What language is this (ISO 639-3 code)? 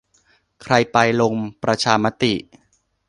tha